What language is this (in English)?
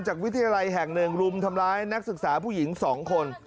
Thai